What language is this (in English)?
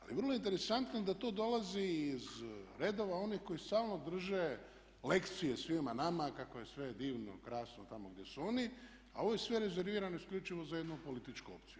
Croatian